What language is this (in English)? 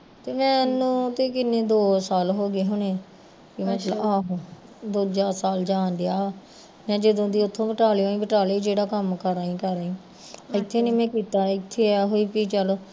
Punjabi